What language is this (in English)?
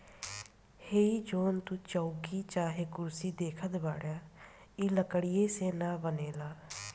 Bhojpuri